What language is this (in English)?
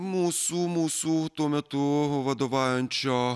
Lithuanian